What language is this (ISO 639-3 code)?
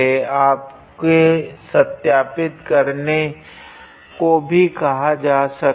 hin